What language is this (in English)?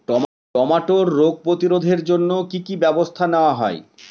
Bangla